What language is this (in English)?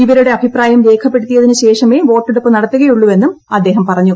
Malayalam